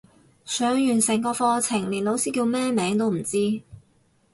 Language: Cantonese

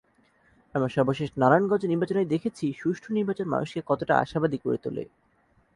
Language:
Bangla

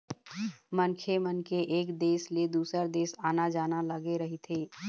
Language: Chhattisgarhi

